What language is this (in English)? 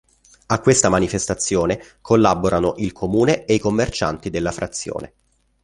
Italian